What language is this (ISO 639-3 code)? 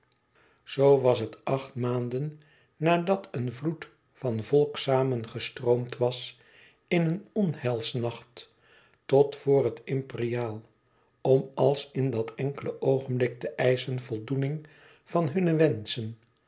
nld